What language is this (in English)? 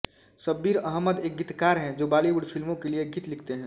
Hindi